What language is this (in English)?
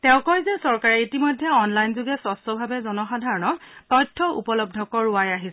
Assamese